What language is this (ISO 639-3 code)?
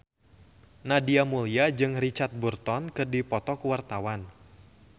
sun